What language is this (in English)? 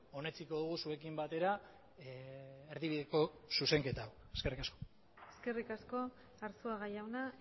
Basque